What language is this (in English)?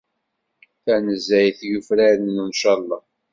Kabyle